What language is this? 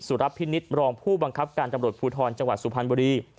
Thai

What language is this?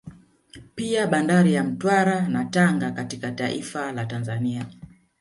Swahili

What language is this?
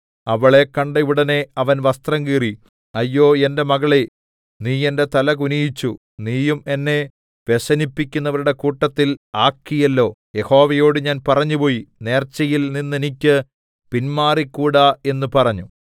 Malayalam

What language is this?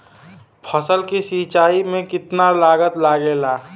Bhojpuri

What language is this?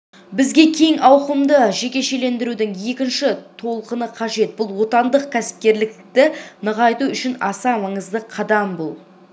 Kazakh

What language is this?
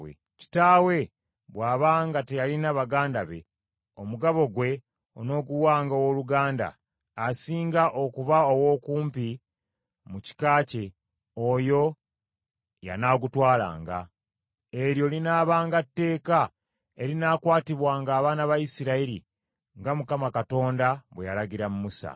Ganda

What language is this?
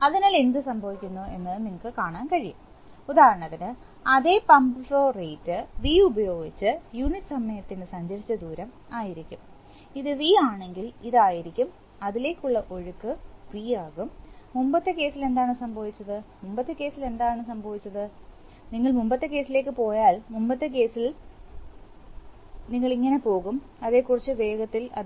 Malayalam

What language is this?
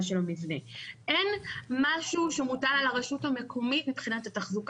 Hebrew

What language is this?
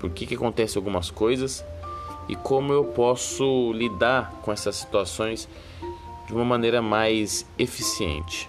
Portuguese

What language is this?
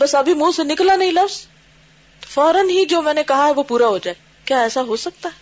Urdu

